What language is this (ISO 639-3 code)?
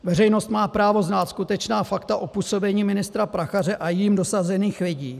ces